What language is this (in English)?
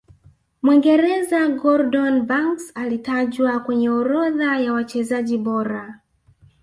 Swahili